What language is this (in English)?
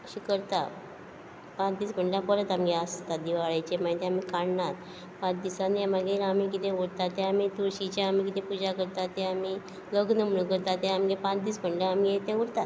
Konkani